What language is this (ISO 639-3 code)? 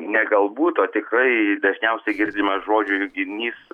lit